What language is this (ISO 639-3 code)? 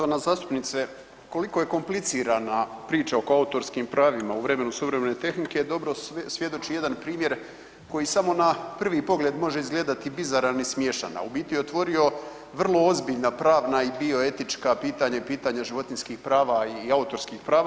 hrv